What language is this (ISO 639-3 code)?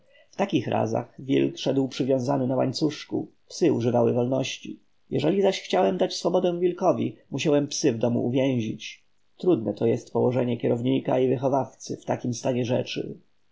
pol